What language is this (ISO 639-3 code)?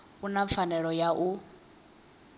ven